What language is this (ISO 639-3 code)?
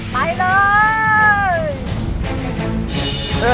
tha